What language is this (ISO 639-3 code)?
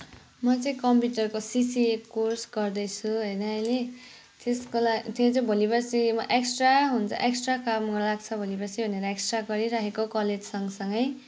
nep